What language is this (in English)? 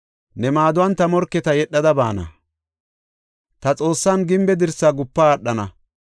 Gofa